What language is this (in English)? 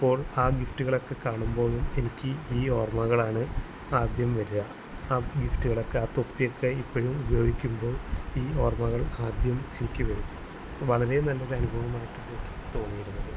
Malayalam